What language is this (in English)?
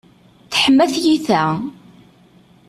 Kabyle